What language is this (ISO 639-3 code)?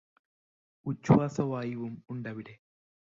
mal